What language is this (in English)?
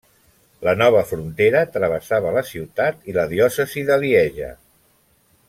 Catalan